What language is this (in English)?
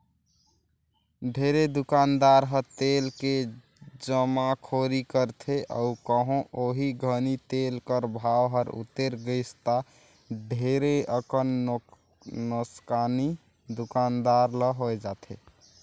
Chhattisgarhi